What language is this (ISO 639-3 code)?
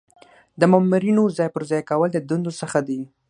pus